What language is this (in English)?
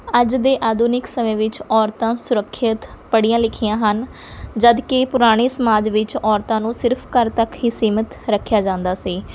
Punjabi